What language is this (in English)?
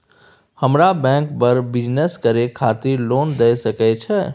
Maithili